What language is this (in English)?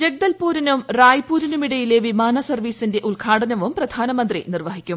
Malayalam